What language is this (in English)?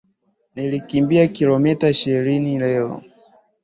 Swahili